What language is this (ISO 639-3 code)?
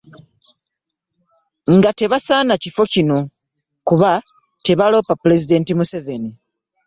lug